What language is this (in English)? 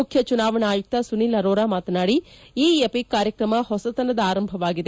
Kannada